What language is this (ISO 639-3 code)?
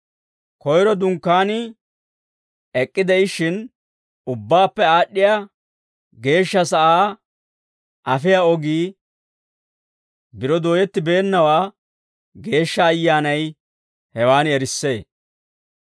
dwr